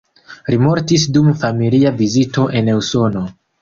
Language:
Esperanto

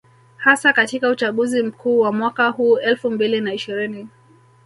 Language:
Swahili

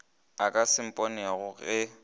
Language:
Northern Sotho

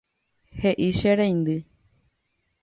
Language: Guarani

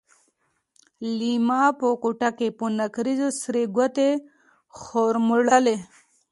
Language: Pashto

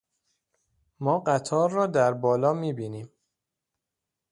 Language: Persian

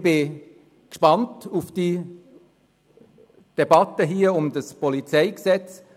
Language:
Swiss German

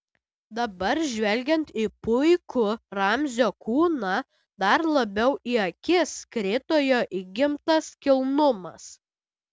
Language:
Lithuanian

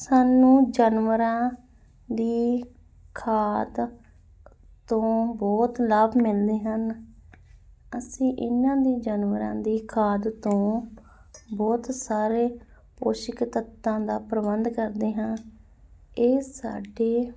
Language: Punjabi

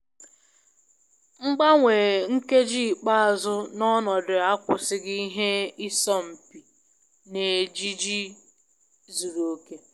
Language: Igbo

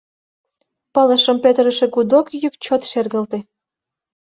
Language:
Mari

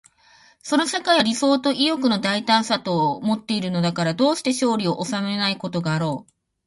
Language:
Japanese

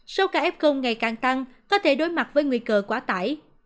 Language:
Vietnamese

